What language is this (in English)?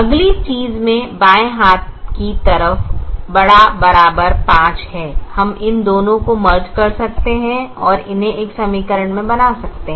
Hindi